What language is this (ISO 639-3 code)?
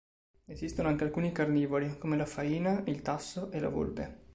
ita